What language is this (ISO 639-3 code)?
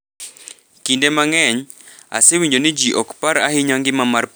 luo